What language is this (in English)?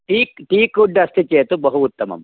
Sanskrit